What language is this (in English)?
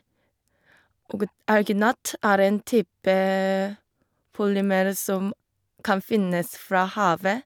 Norwegian